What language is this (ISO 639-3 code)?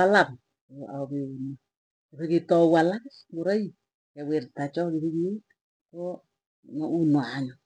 tuy